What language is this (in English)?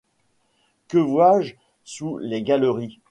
French